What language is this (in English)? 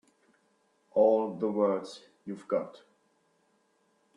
English